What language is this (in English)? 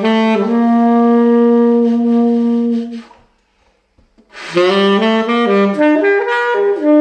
English